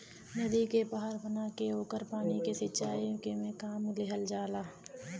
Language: Bhojpuri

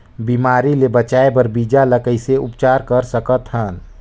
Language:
Chhattisgarhi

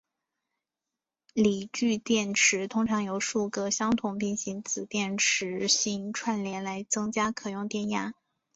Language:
Chinese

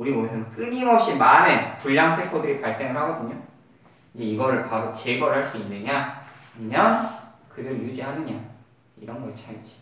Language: Korean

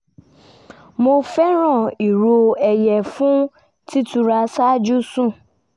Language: Yoruba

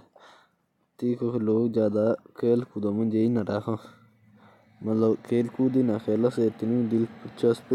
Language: Jaunsari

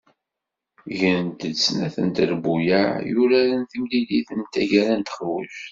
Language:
Kabyle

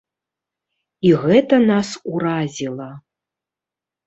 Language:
Belarusian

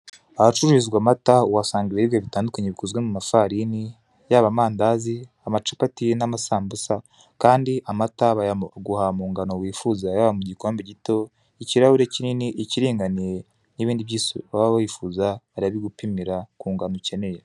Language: Kinyarwanda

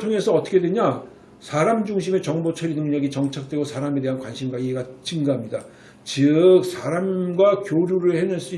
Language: Korean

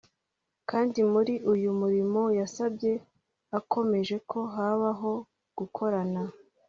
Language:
Kinyarwanda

